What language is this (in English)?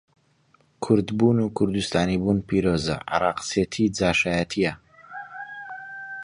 Central Kurdish